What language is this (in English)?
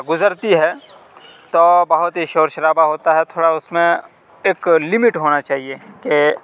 Urdu